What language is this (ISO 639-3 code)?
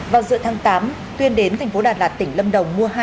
vie